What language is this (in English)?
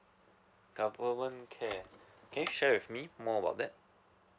English